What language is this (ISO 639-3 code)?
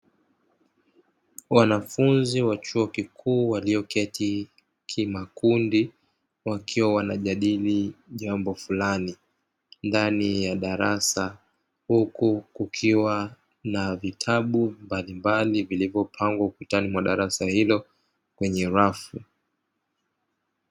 swa